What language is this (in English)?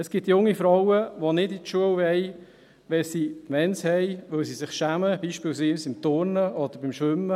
Swiss German